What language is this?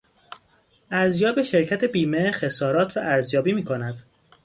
Persian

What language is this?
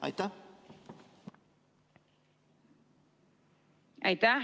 Estonian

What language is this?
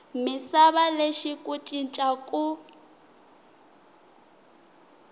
Tsonga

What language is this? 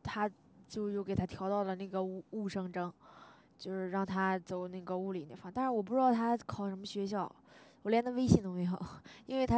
Chinese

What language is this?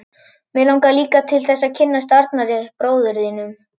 Icelandic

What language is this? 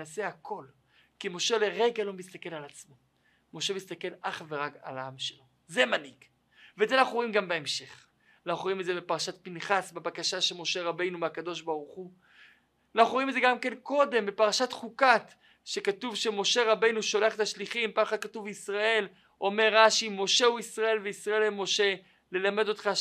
Hebrew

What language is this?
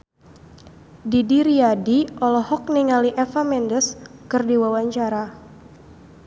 Sundanese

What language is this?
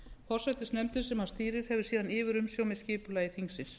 Icelandic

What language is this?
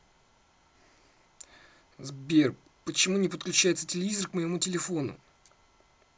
Russian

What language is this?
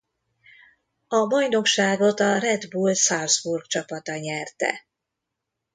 Hungarian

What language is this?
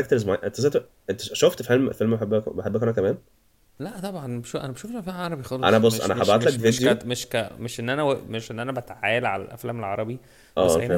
Arabic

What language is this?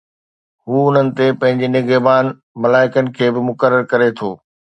Sindhi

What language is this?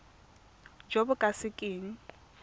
Tswana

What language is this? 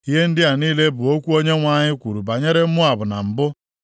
Igbo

